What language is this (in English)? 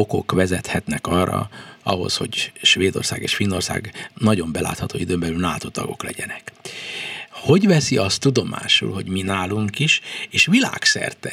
Hungarian